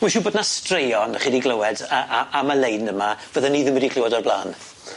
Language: Welsh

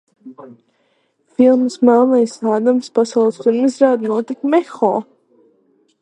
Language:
Latvian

